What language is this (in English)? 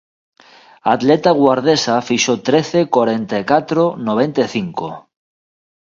Galician